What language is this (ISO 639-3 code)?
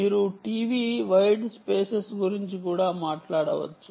tel